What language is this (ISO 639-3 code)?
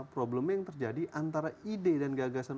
ind